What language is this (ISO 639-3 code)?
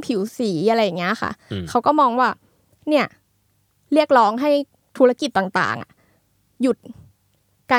tha